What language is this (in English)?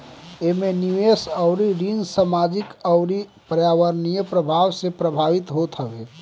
Bhojpuri